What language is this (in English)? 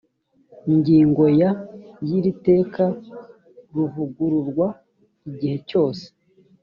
Kinyarwanda